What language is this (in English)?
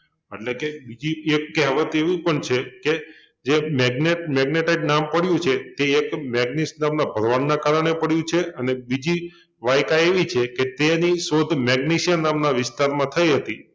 Gujarati